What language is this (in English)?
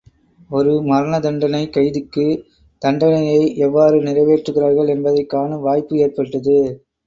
Tamil